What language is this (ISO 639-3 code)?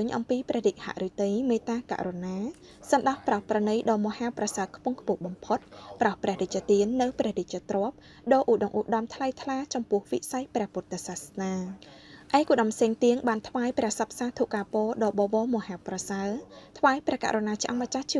tha